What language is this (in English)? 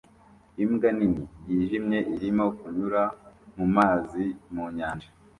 Kinyarwanda